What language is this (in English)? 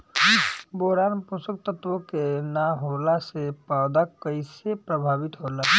Bhojpuri